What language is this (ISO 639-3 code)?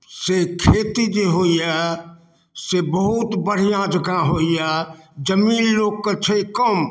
mai